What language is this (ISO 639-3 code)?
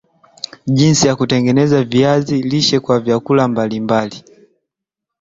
swa